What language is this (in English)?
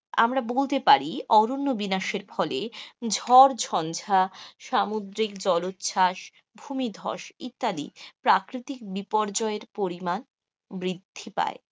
Bangla